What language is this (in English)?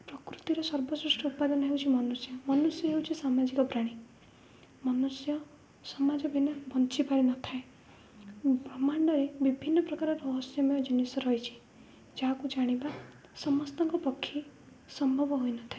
Odia